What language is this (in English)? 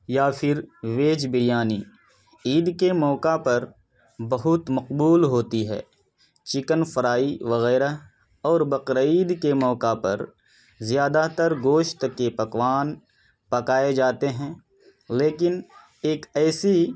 Urdu